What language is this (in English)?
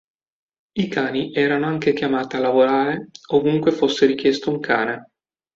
Italian